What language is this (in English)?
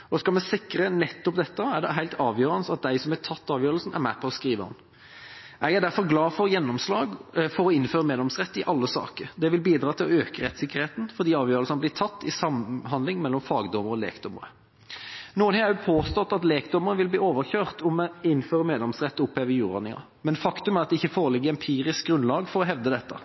Norwegian Bokmål